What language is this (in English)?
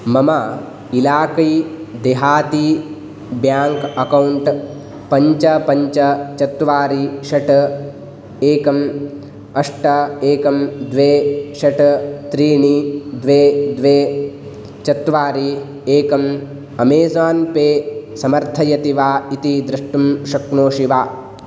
Sanskrit